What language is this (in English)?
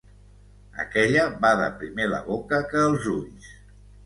Catalan